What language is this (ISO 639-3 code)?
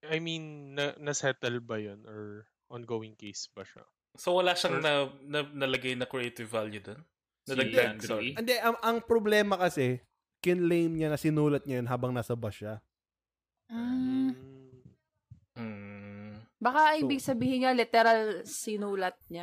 fil